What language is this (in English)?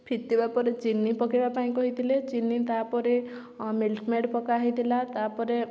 Odia